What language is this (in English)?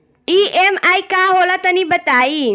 Bhojpuri